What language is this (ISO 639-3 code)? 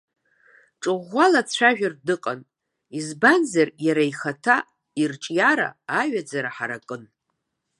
abk